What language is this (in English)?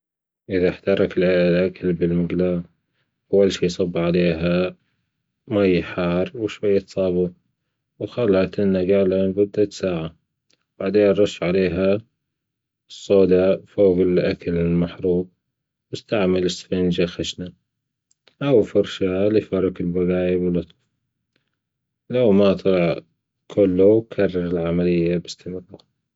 Gulf Arabic